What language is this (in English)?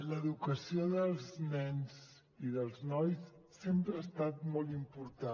Catalan